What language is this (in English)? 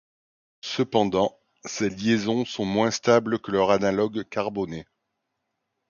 French